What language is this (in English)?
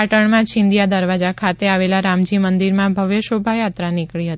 Gujarati